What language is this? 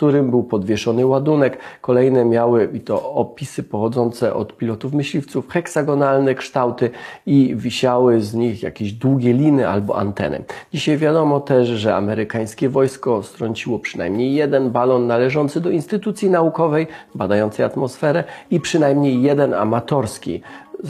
Polish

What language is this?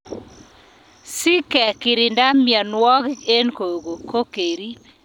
Kalenjin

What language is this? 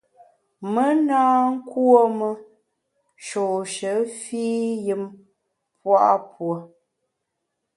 Bamun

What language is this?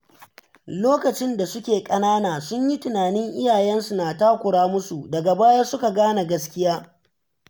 Hausa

